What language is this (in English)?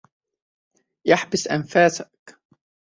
Arabic